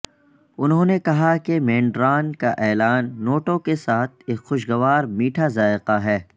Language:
Urdu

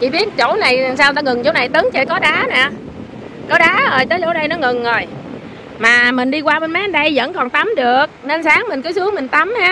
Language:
Vietnamese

